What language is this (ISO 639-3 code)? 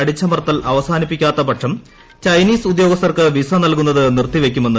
mal